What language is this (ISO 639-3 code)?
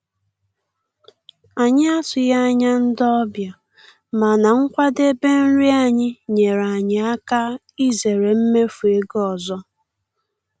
ibo